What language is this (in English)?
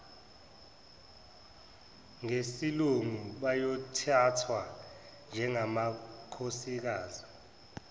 Zulu